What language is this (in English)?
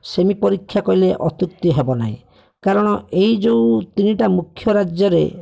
Odia